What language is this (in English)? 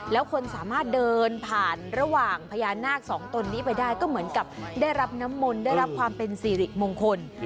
Thai